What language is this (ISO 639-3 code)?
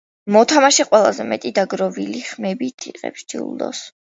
kat